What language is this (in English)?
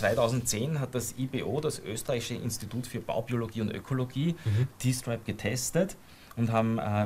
German